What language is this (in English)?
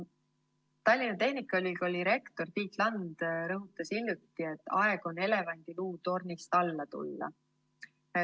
Estonian